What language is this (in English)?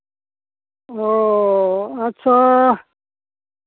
Santali